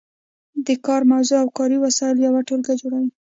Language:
Pashto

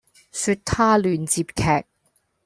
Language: Cantonese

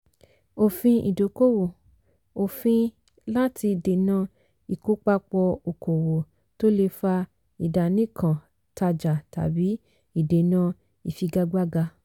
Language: Yoruba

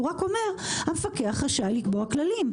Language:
Hebrew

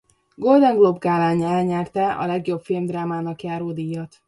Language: Hungarian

